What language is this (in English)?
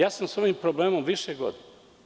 Serbian